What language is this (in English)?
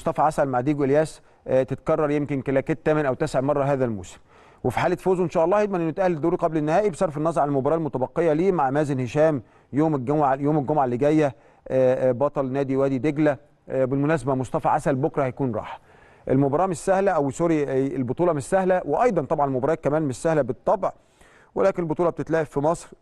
Arabic